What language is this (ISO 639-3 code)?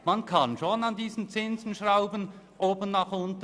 gsw